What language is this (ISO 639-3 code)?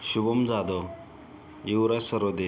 mar